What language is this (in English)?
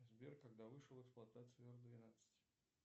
Russian